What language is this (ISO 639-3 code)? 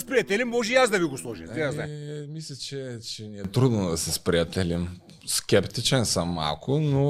bul